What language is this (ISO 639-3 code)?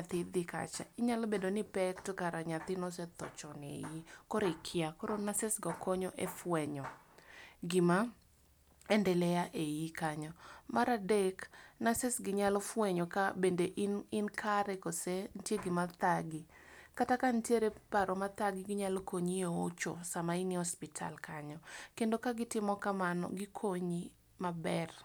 luo